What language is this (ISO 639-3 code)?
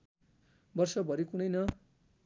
nep